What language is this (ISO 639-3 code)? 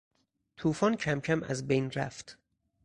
fas